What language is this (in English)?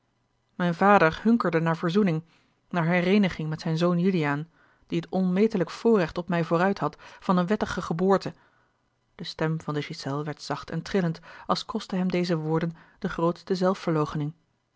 Dutch